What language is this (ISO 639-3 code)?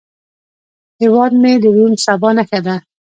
pus